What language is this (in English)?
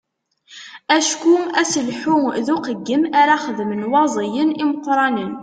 Kabyle